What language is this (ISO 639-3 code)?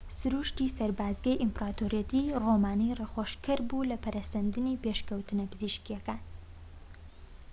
ckb